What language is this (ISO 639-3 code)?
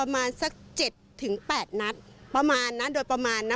tha